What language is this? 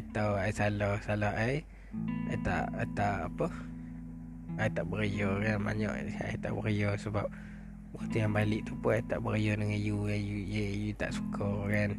Malay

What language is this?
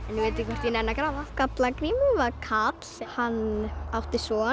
Icelandic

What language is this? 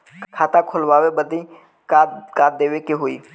Bhojpuri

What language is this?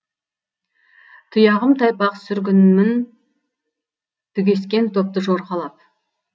Kazakh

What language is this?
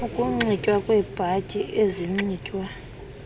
Xhosa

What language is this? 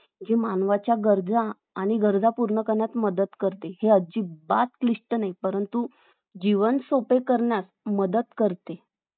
Marathi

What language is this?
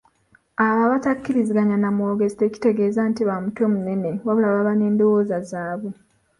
Ganda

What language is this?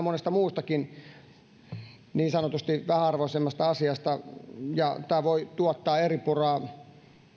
Finnish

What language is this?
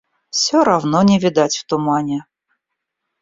Russian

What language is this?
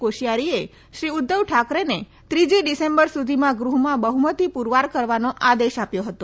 Gujarati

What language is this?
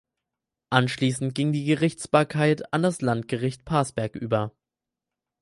German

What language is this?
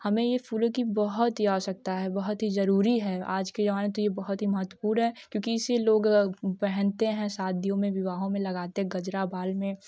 Hindi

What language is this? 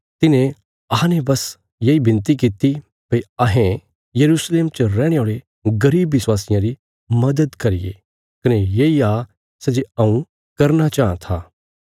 Bilaspuri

